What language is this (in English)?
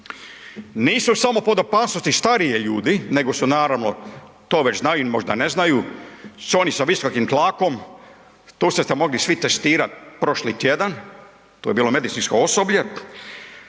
Croatian